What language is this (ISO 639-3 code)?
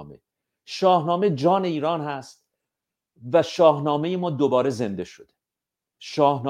fas